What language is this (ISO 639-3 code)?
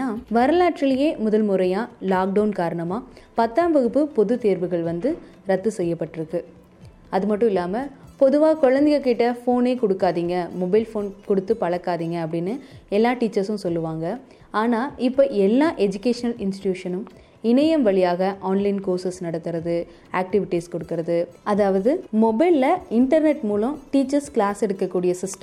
tam